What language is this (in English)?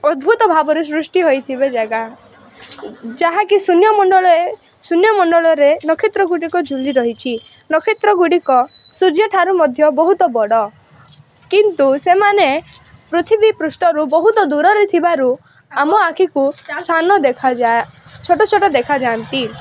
Odia